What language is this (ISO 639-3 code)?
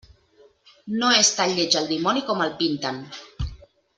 cat